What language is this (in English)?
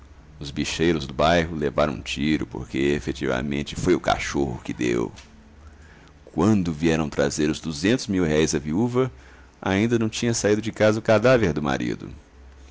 Portuguese